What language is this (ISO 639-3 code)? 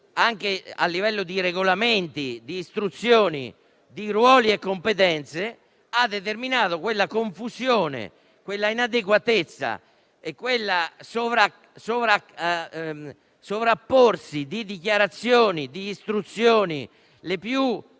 ita